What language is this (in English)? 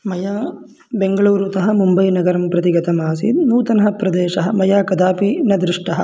Sanskrit